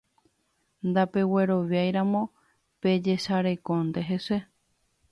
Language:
Guarani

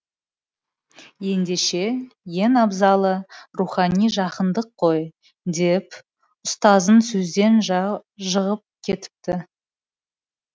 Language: Kazakh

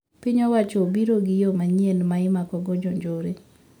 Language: Luo (Kenya and Tanzania)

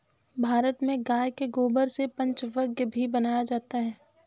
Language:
Hindi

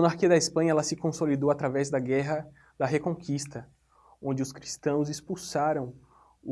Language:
Portuguese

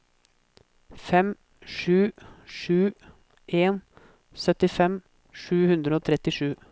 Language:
Norwegian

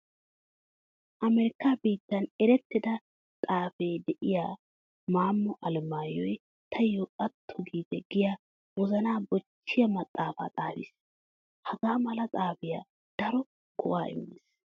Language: Wolaytta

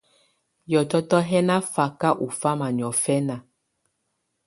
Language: Tunen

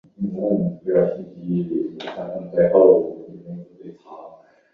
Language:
Chinese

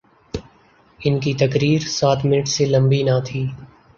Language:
Urdu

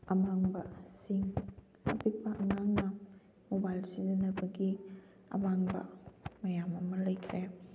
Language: Manipuri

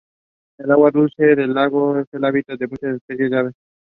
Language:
English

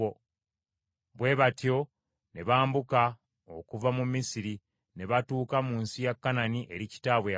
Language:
Ganda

